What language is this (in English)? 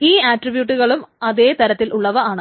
Malayalam